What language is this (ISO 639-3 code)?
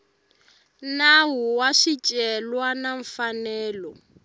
tso